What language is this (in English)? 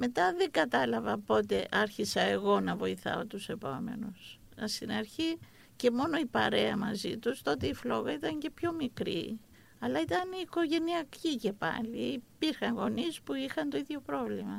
Greek